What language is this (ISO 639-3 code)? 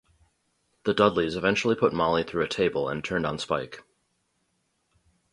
eng